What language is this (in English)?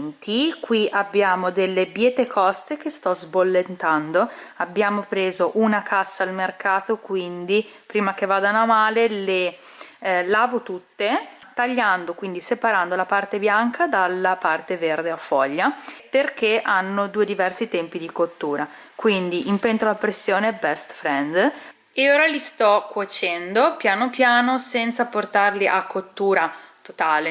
Italian